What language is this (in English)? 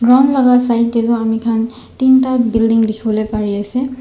Naga Pidgin